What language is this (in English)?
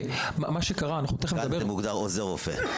Hebrew